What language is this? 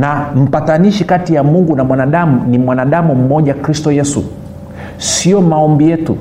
Swahili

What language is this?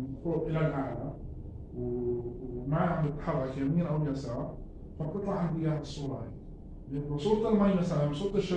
Arabic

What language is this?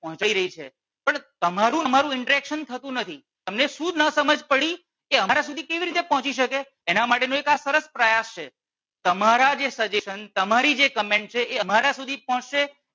Gujarati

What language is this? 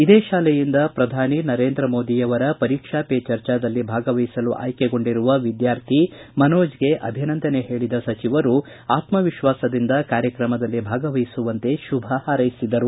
Kannada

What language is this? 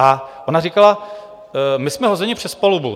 Czech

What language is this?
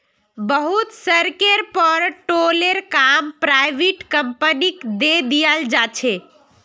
Magahi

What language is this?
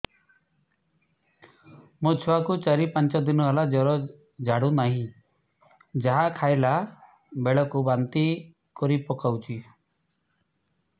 Odia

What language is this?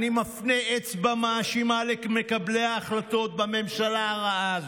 Hebrew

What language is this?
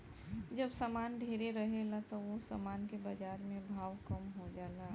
Bhojpuri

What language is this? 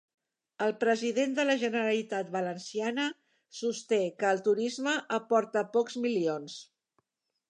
Catalan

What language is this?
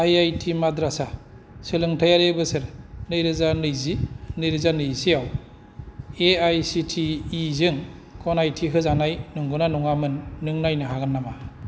Bodo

